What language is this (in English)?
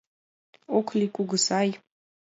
Mari